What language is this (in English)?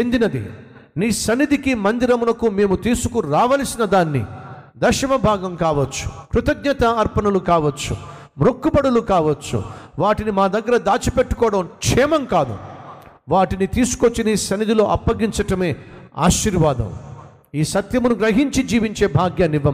Telugu